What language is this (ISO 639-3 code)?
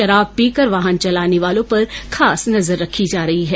hin